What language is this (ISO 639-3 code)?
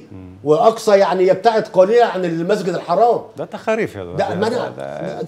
ara